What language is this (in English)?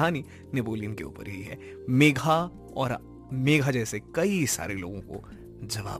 Hindi